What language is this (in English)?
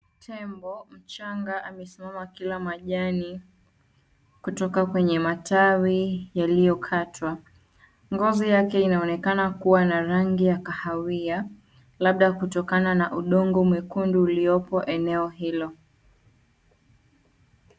Swahili